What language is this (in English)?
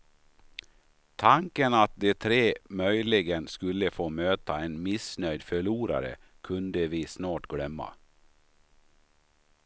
Swedish